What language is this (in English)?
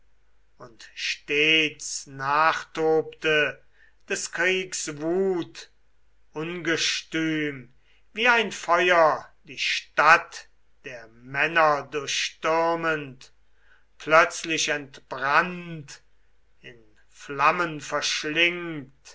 German